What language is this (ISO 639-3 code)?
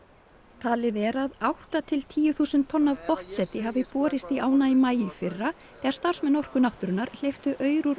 isl